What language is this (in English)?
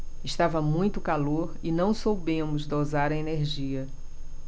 Portuguese